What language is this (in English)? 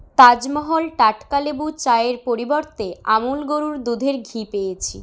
Bangla